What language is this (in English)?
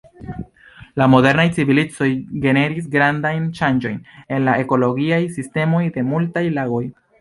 Esperanto